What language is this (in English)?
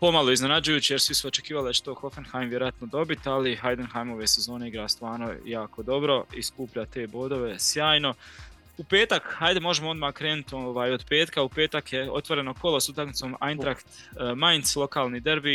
Croatian